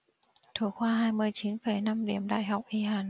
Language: Vietnamese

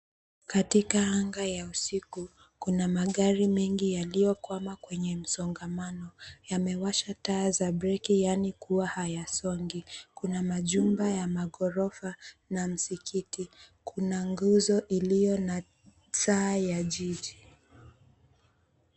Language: Swahili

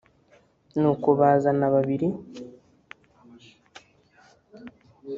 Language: Kinyarwanda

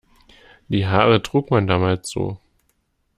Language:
German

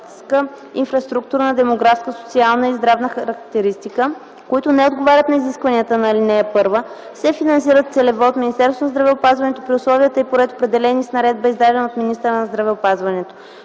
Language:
Bulgarian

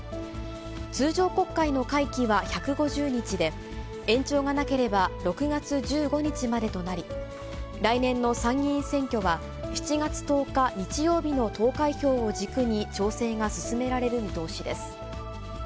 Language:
Japanese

